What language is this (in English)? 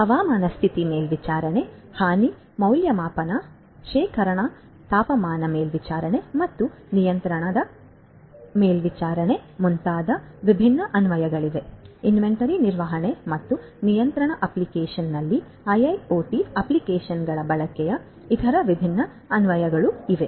Kannada